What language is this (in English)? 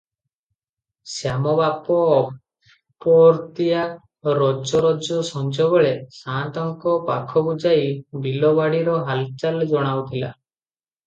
Odia